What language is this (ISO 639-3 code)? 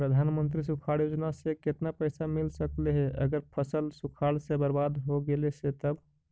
mag